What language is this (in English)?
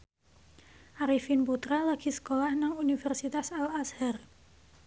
Javanese